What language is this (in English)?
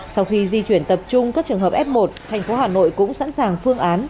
Vietnamese